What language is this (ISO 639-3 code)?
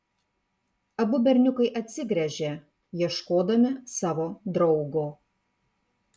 lit